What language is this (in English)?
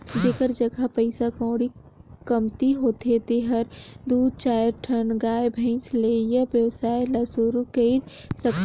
Chhattisgarhi